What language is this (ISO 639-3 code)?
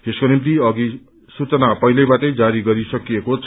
nep